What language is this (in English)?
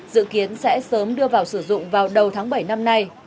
Vietnamese